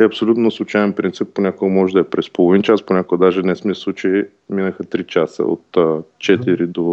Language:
Bulgarian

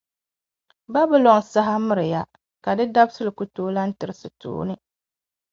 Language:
Dagbani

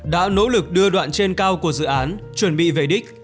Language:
Vietnamese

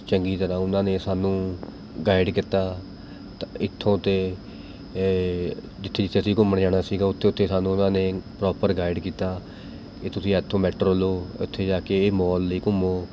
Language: Punjabi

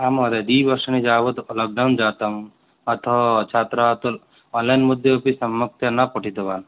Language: Sanskrit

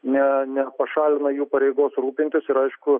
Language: Lithuanian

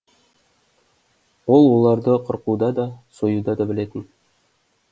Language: Kazakh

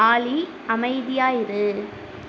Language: Tamil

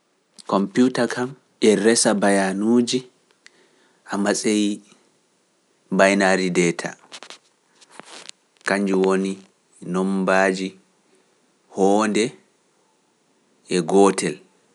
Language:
Pular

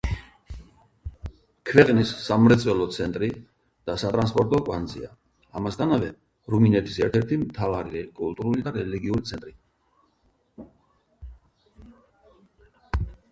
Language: Georgian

